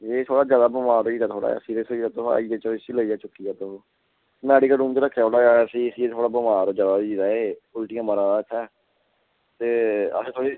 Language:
Dogri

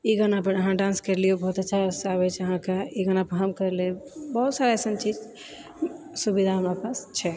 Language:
Maithili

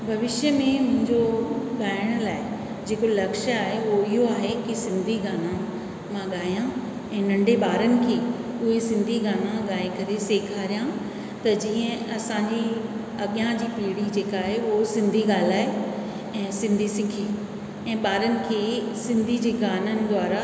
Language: Sindhi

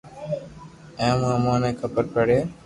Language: Loarki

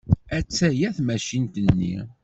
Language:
Kabyle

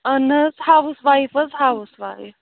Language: Kashmiri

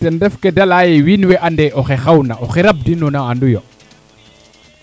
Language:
Serer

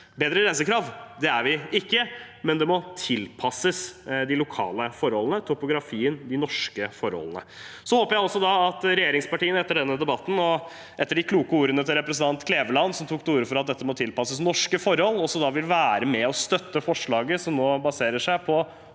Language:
Norwegian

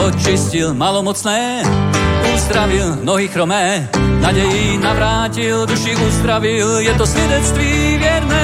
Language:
Czech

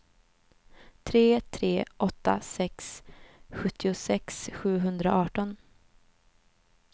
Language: Swedish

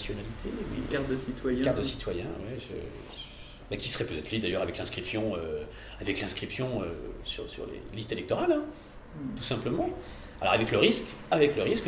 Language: French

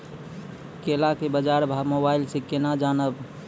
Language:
Maithili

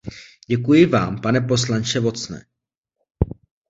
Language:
Czech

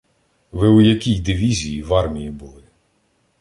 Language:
Ukrainian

